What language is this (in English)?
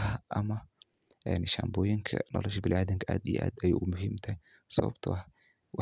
Somali